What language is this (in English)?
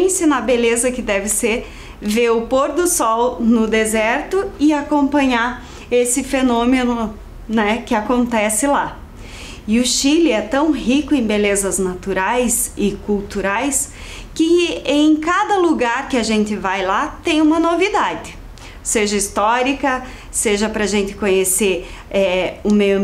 Portuguese